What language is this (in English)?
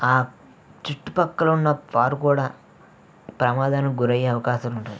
Telugu